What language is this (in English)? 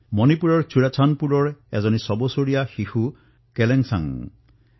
Assamese